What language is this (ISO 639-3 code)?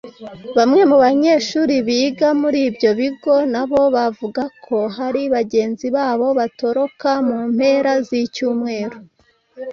kin